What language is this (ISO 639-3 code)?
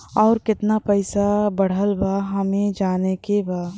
bho